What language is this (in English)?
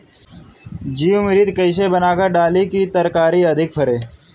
Bhojpuri